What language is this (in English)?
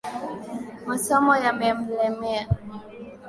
Swahili